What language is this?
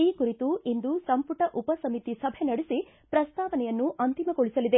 Kannada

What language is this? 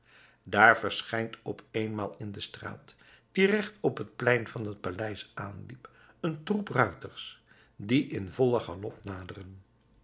Dutch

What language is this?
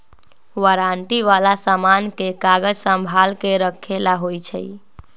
Magahi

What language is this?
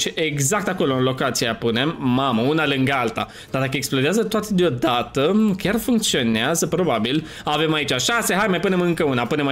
Romanian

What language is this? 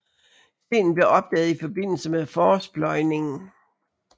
Danish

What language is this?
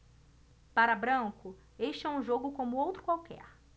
Portuguese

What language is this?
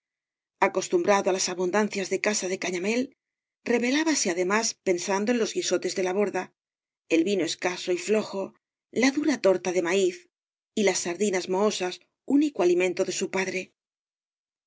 Spanish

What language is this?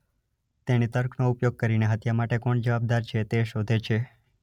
Gujarati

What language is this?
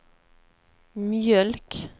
Swedish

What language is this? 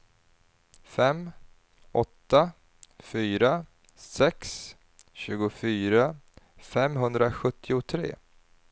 Swedish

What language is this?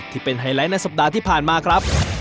Thai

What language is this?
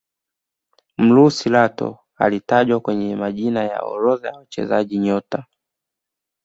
Swahili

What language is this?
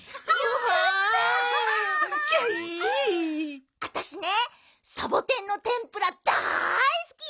Japanese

